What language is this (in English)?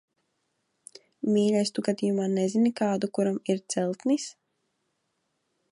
Latvian